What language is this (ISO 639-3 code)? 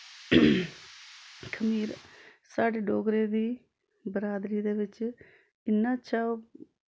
doi